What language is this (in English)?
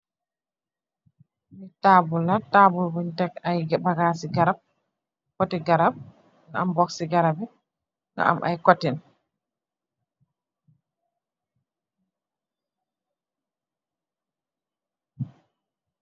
Wolof